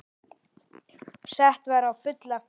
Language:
Icelandic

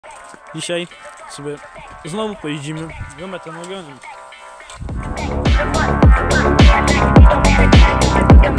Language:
Polish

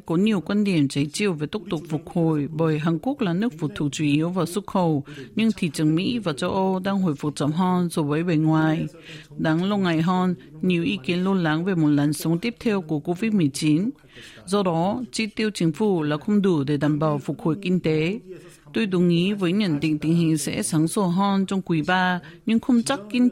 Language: Vietnamese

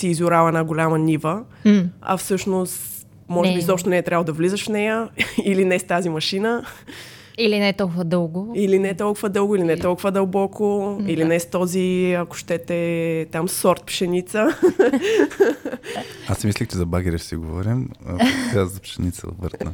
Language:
Bulgarian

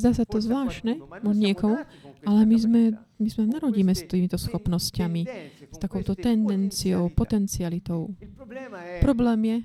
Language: Slovak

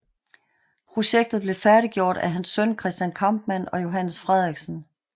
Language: Danish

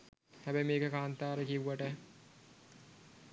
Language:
Sinhala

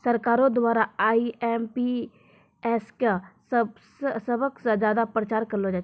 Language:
Maithili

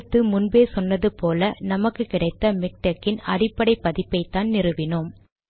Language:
Tamil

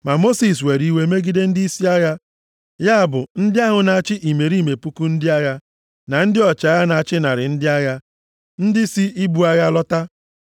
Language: Igbo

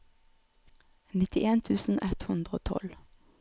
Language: Norwegian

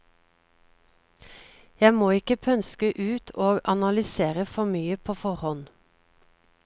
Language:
Norwegian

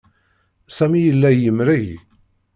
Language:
Kabyle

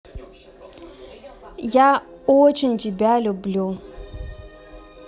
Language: Russian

